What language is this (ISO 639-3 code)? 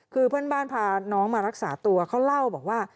tha